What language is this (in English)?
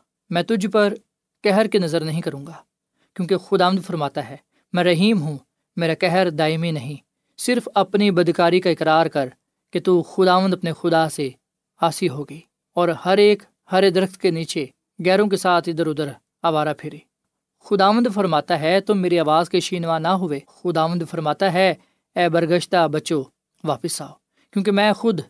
Urdu